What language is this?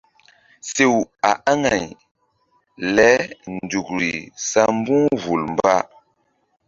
Mbum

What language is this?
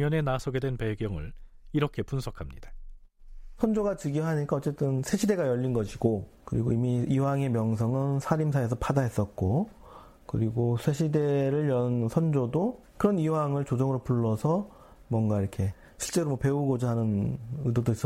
Korean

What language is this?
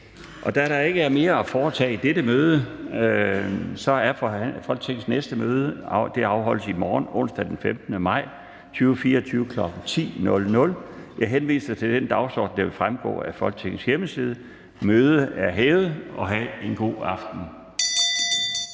Danish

